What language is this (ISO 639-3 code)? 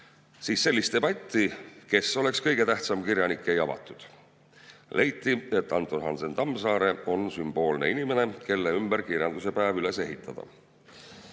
est